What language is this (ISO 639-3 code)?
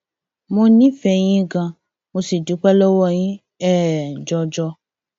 yor